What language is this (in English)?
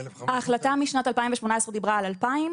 Hebrew